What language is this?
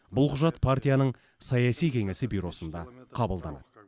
Kazakh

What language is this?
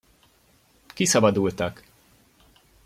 Hungarian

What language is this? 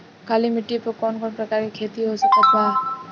Bhojpuri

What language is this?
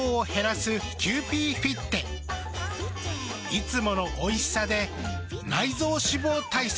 Japanese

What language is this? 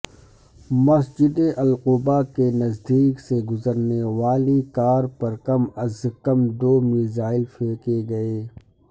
Urdu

